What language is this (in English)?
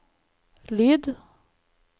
Norwegian